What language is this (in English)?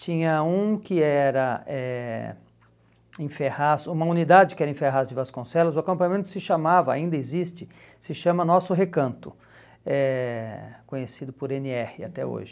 Portuguese